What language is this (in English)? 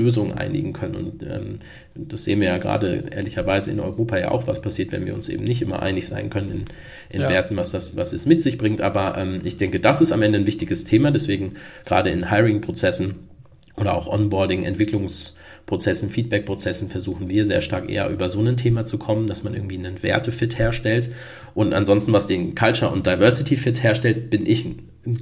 German